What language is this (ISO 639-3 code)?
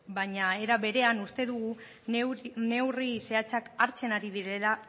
eus